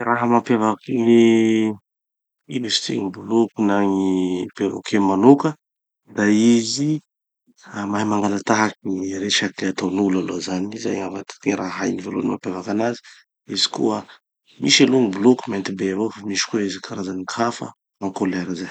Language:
Tanosy Malagasy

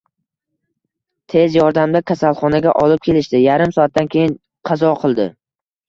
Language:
Uzbek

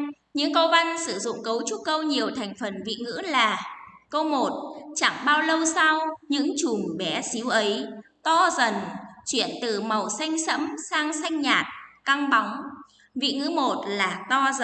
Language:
Vietnamese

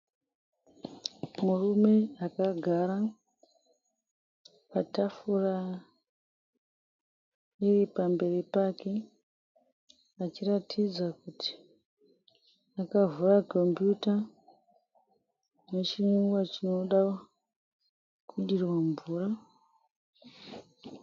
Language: Shona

